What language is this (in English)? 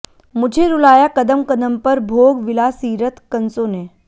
Hindi